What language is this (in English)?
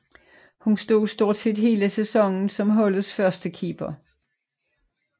Danish